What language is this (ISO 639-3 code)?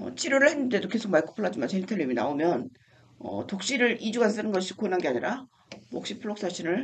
kor